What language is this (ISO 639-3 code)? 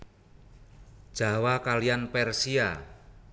jav